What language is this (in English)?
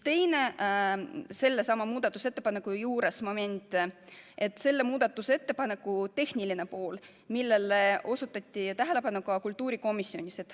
Estonian